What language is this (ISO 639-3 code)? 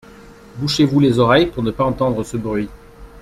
fra